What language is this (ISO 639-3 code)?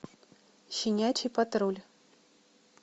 rus